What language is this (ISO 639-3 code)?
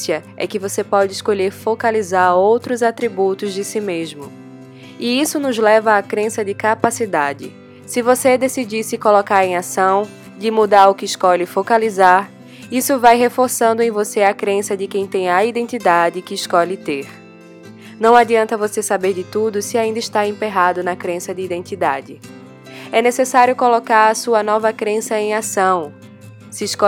por